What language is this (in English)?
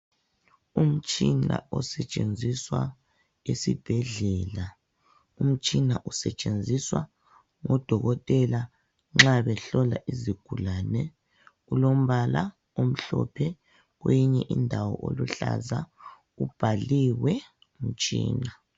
North Ndebele